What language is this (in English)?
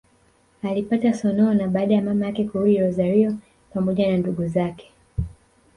Swahili